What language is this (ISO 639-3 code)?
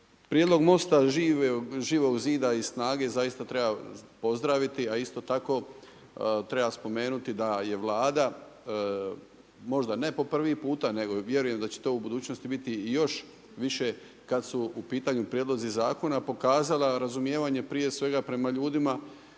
hrv